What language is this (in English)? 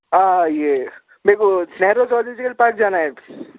Urdu